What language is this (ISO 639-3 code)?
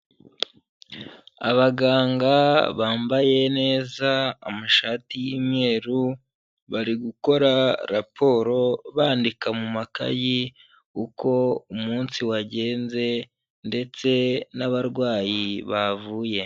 kin